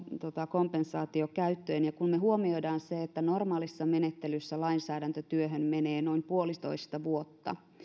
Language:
Finnish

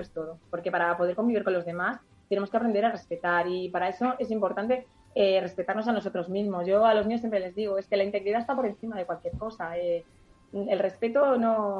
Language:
Spanish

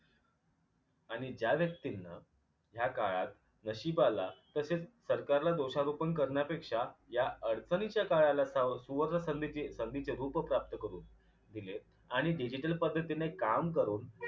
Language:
Marathi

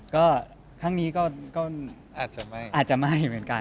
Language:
Thai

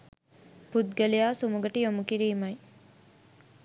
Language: Sinhala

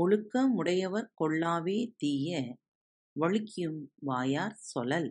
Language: Tamil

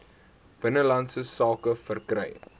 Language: Afrikaans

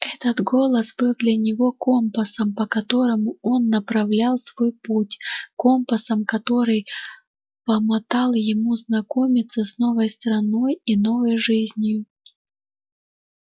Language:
Russian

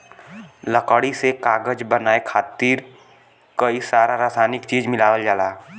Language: Bhojpuri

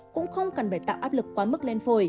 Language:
Vietnamese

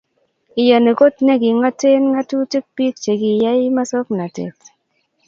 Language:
Kalenjin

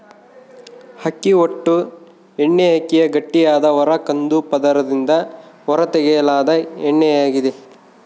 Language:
Kannada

